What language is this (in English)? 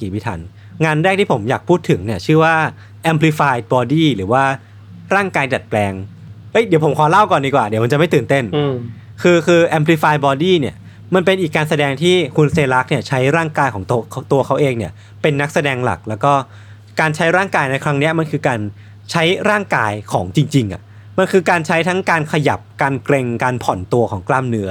Thai